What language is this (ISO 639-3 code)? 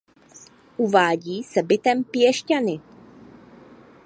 ces